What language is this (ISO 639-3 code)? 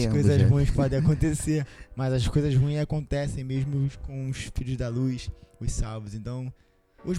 por